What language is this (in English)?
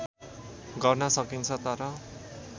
Nepali